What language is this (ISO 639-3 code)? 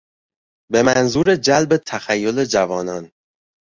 fas